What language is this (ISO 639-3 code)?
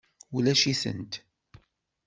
kab